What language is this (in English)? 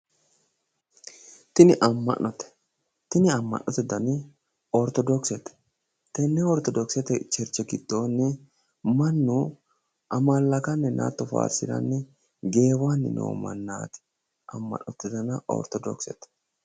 Sidamo